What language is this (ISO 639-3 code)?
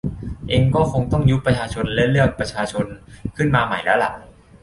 tha